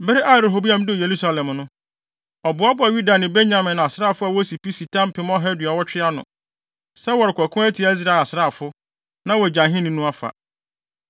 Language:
Akan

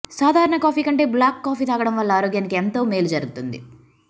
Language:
Telugu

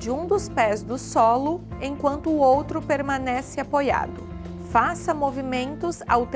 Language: Portuguese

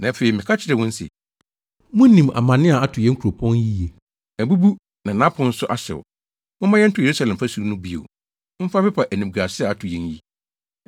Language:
Akan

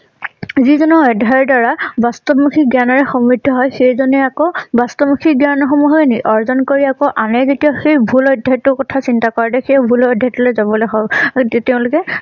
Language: Assamese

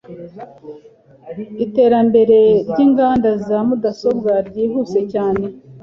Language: Kinyarwanda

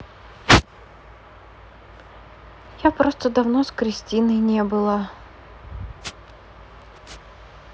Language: Russian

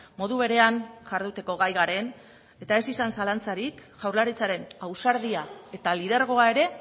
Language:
Basque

